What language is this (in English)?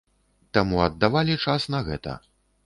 Belarusian